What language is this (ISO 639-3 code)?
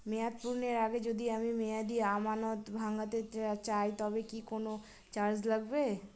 ben